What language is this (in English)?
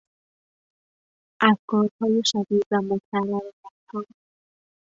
Persian